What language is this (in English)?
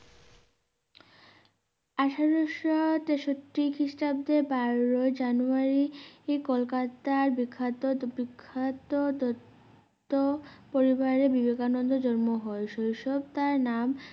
Bangla